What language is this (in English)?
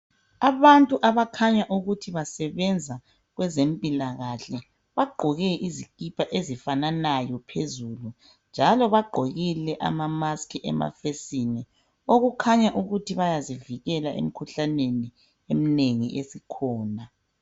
North Ndebele